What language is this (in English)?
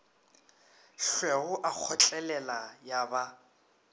Northern Sotho